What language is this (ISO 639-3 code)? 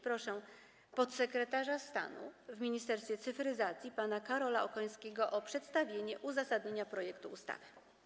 pol